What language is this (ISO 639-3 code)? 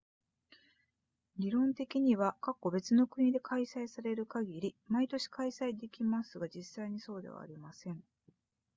jpn